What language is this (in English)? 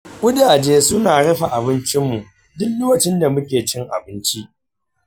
Hausa